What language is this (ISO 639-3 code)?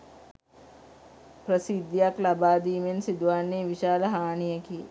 sin